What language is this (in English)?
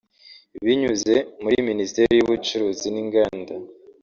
Kinyarwanda